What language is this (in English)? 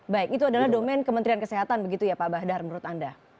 Indonesian